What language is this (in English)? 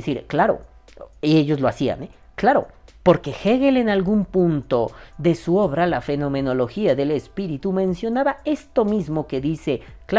Spanish